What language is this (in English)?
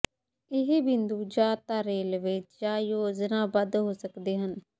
Punjabi